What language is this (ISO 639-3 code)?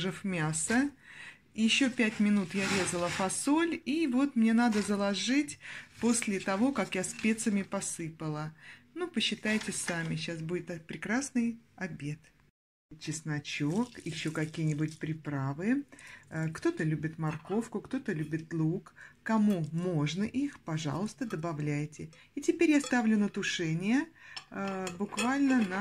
rus